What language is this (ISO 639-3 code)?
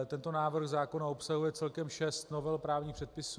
ces